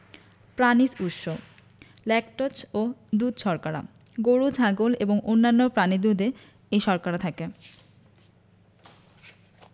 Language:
Bangla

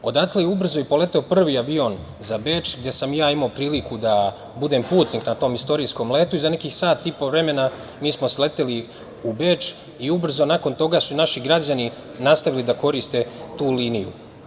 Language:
Serbian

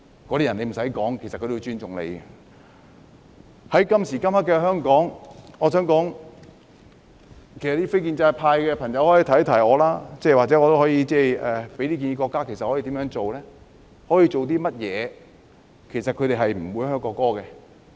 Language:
Cantonese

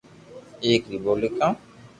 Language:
Loarki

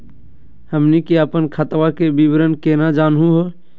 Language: Magahi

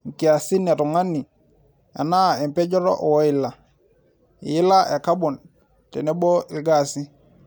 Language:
Masai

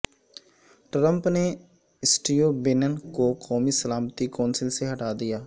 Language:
Urdu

